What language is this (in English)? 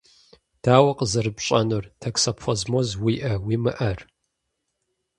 Kabardian